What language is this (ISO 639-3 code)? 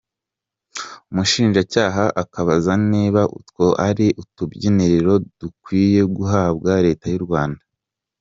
kin